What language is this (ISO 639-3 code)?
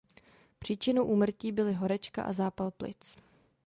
ces